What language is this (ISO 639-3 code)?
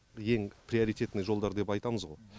kaz